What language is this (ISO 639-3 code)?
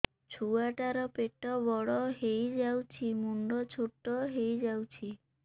ori